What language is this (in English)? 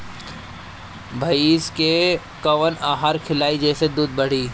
Bhojpuri